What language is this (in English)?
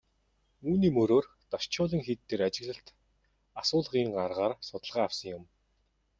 Mongolian